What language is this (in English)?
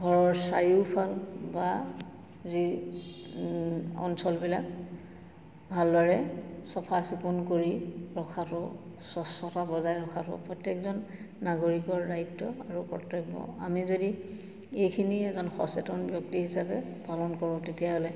Assamese